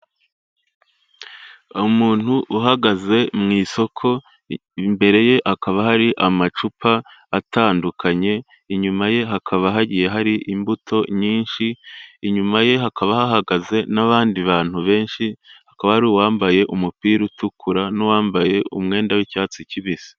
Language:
Kinyarwanda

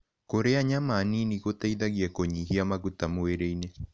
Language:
Kikuyu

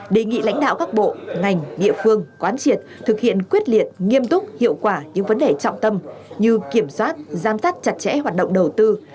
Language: Vietnamese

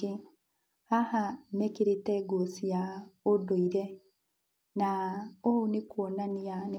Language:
Kikuyu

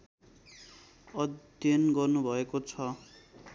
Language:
Nepali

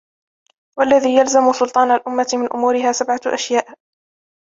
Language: Arabic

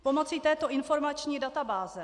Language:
Czech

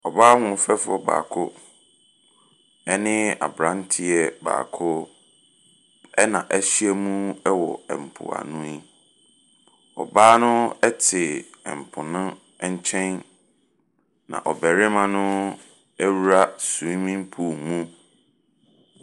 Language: Akan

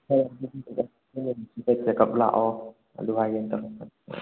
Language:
Manipuri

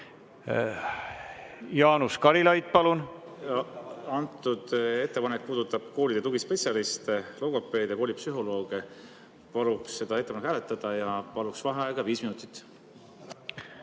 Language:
Estonian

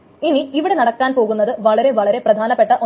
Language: Malayalam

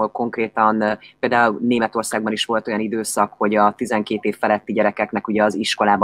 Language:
Hungarian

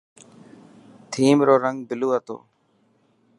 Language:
Dhatki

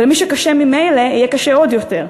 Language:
Hebrew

